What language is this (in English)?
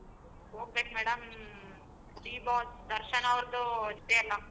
Kannada